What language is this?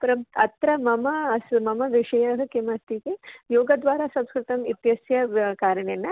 Sanskrit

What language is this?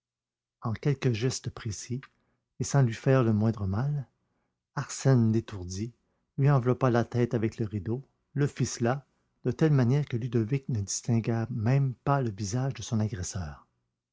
French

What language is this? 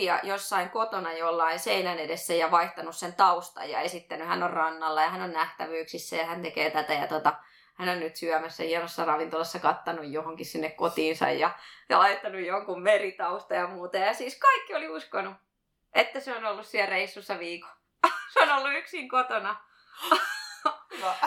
Finnish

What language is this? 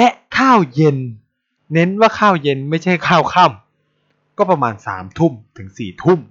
Thai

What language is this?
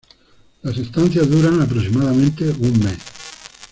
Spanish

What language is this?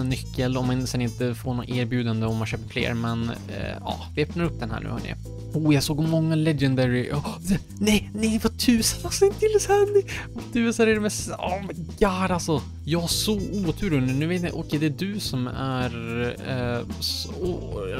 Swedish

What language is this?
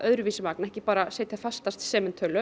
Icelandic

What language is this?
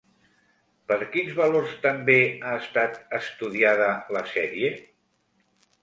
Catalan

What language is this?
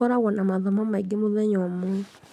Kikuyu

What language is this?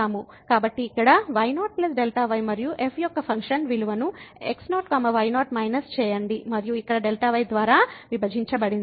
Telugu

